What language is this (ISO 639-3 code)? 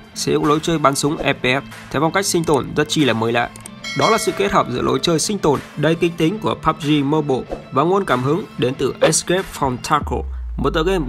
vie